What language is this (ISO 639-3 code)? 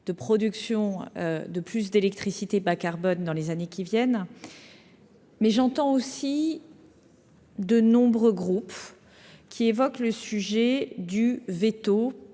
fra